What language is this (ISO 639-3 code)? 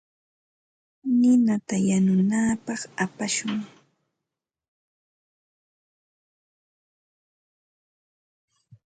qva